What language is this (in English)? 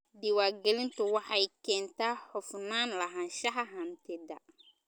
Somali